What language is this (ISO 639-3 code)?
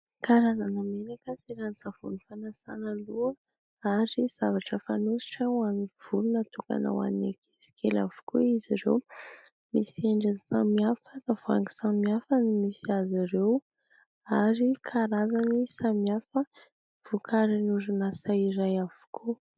mlg